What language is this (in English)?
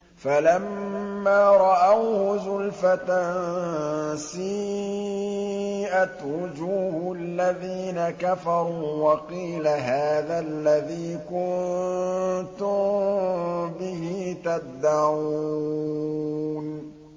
Arabic